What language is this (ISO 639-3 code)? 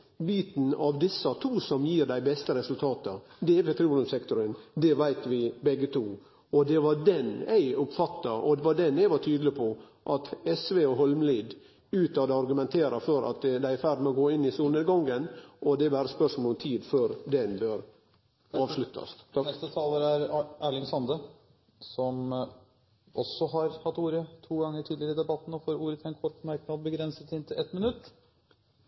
nor